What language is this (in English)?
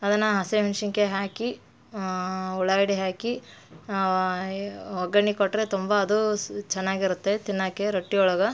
Kannada